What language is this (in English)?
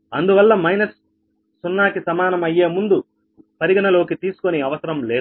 Telugu